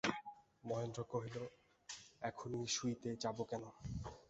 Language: Bangla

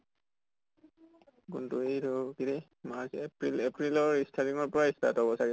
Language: Assamese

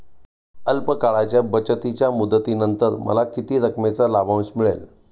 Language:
Marathi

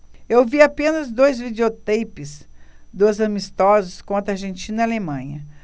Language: Portuguese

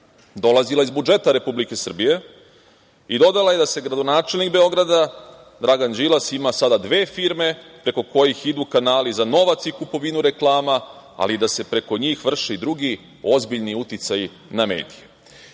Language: Serbian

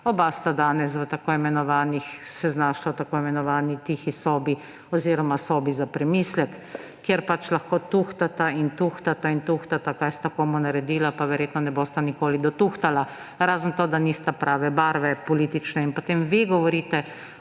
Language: Slovenian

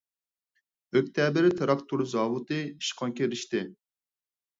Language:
Uyghur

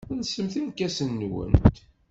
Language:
Kabyle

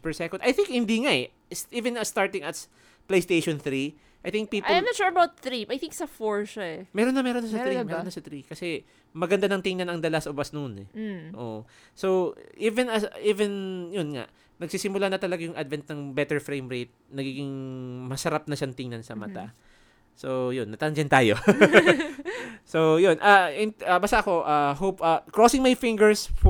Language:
Filipino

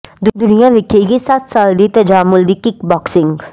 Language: Punjabi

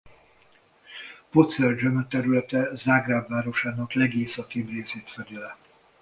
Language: Hungarian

